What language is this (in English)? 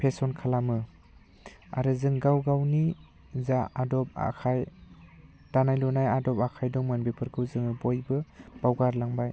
Bodo